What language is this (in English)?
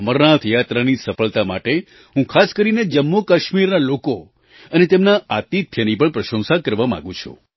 Gujarati